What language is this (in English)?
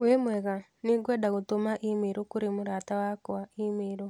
Kikuyu